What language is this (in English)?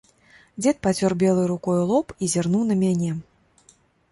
Belarusian